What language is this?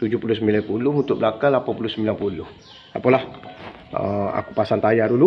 Malay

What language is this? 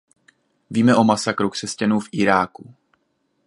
Czech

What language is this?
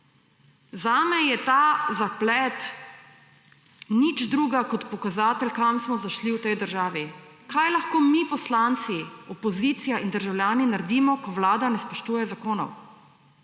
Slovenian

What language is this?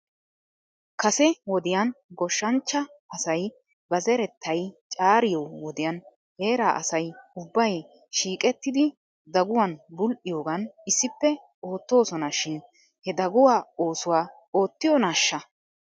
Wolaytta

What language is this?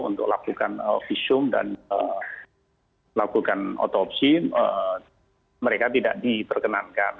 Indonesian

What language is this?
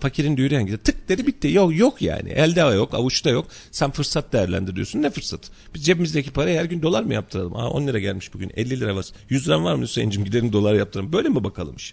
Turkish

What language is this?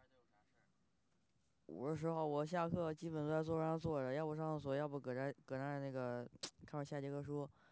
Chinese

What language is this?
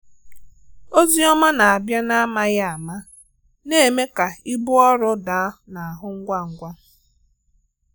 Igbo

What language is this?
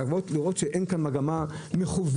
Hebrew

